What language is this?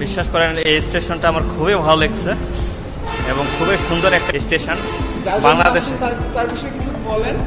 Hindi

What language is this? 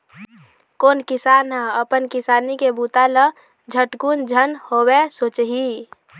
Chhattisgarhi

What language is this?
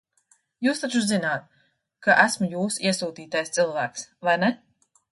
Latvian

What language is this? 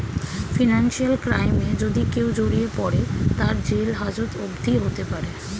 Bangla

